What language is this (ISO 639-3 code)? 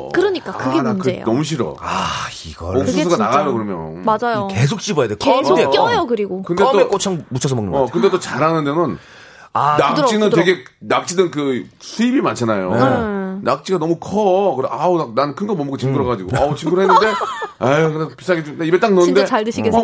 kor